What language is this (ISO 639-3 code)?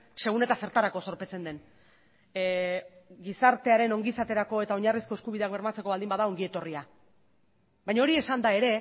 eus